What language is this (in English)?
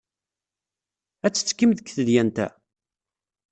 Kabyle